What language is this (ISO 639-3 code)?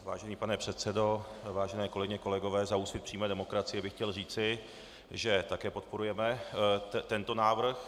ces